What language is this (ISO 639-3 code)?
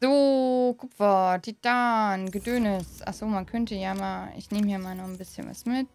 deu